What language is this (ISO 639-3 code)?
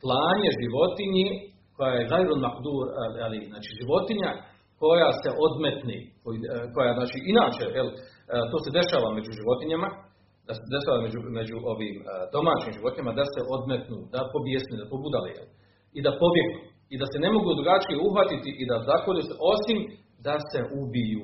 hrv